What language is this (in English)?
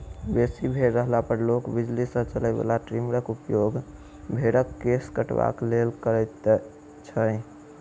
Maithili